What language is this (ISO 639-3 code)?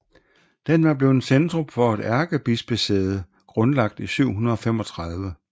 dan